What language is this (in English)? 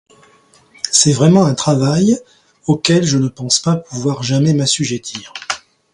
French